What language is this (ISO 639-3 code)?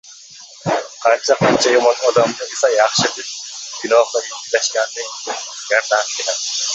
uzb